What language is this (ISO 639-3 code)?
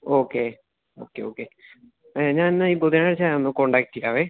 mal